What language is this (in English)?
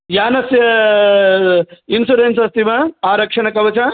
Sanskrit